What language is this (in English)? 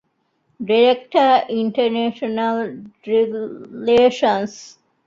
Divehi